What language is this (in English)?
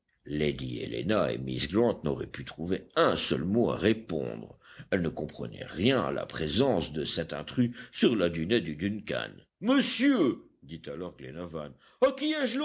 French